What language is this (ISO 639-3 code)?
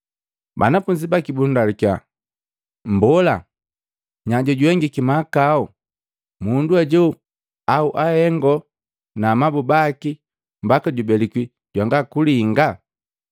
mgv